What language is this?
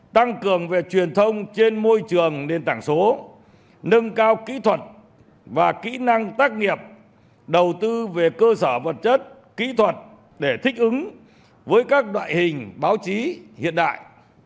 Vietnamese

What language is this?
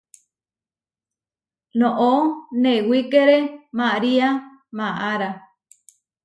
Huarijio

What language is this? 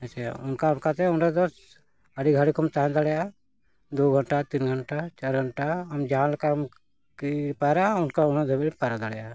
Santali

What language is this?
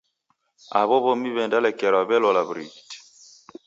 Taita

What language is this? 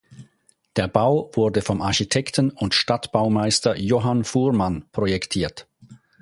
German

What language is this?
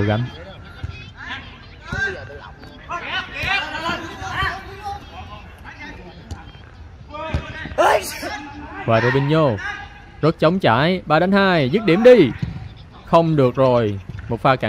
Vietnamese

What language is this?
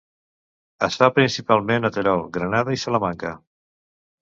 Catalan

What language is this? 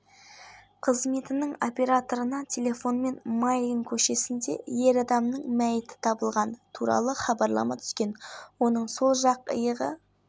Kazakh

